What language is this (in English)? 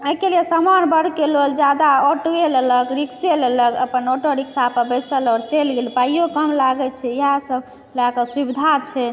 Maithili